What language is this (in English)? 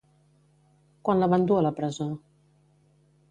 Catalan